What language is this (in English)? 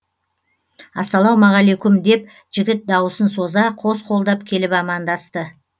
Kazakh